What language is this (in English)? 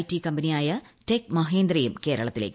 Malayalam